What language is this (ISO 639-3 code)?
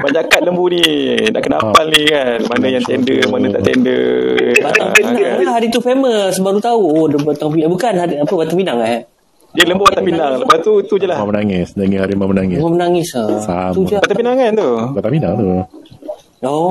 msa